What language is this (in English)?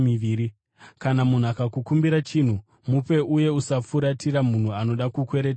Shona